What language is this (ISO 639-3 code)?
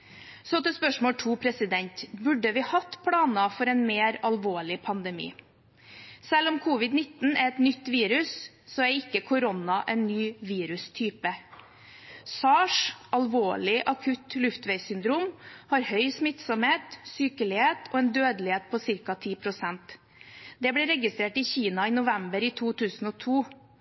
nob